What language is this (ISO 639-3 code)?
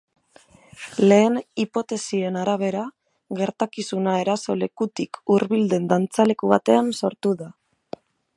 eus